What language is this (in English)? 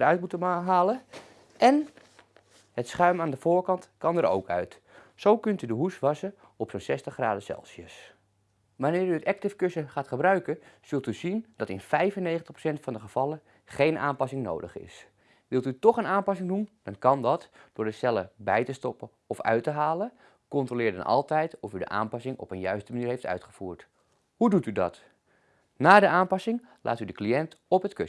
Dutch